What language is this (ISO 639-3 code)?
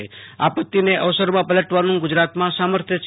guj